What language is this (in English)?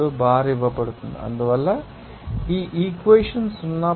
Telugu